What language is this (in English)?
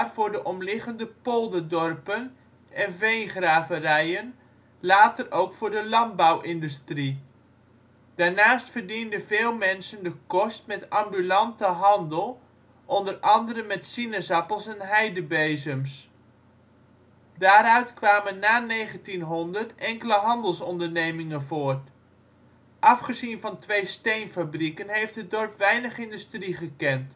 Dutch